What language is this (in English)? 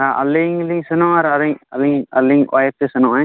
Santali